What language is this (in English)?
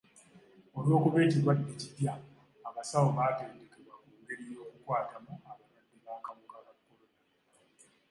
Ganda